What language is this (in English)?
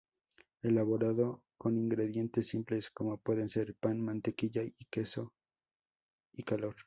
Spanish